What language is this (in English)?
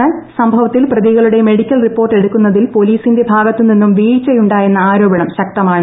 Malayalam